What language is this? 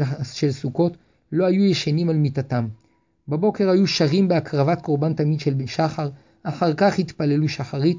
Hebrew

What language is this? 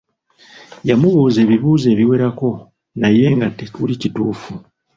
Ganda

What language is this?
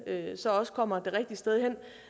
Danish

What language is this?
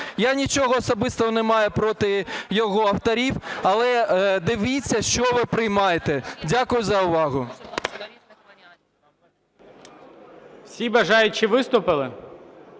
Ukrainian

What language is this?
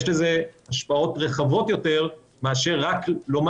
Hebrew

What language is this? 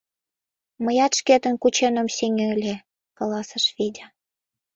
Mari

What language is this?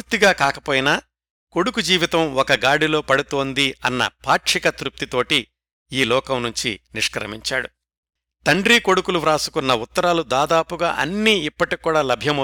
Telugu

